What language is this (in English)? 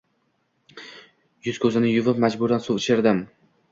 Uzbek